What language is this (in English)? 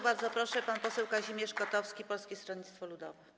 Polish